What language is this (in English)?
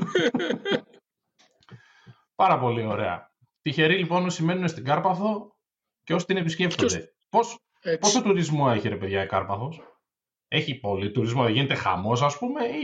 Greek